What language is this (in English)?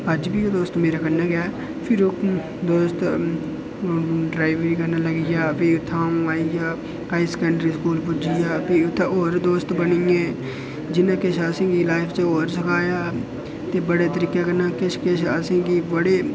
Dogri